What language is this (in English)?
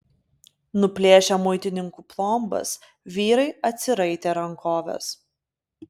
Lithuanian